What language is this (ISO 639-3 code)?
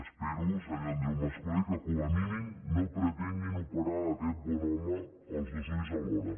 cat